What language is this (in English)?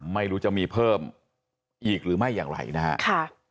Thai